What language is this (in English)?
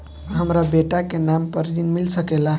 Bhojpuri